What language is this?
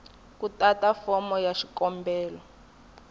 Tsonga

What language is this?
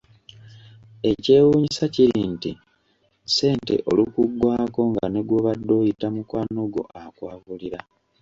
Ganda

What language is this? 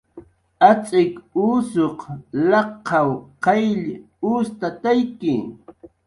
Jaqaru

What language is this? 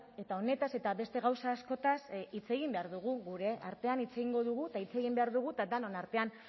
Basque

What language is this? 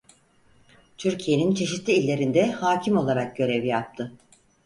Turkish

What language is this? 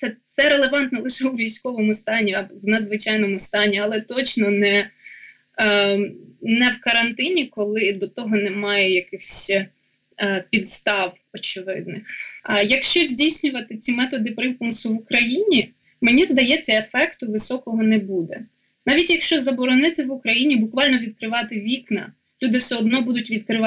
Ukrainian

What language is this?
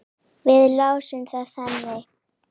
Icelandic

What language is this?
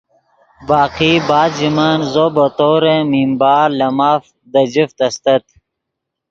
Yidgha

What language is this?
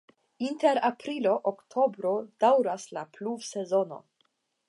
Esperanto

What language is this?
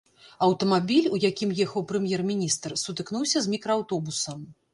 Belarusian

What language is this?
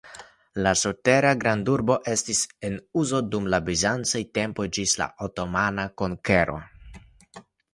Esperanto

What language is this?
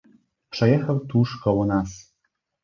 Polish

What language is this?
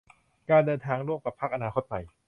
Thai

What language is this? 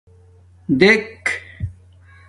Domaaki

